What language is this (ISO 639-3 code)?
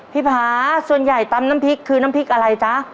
tha